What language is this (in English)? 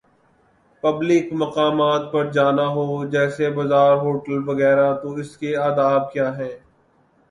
Urdu